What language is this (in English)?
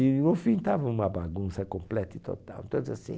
Portuguese